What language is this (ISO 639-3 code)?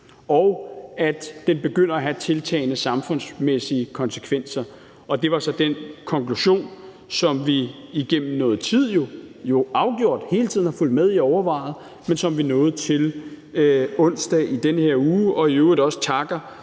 dan